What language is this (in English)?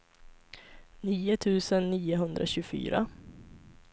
Swedish